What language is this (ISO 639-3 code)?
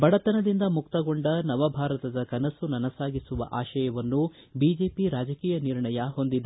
kan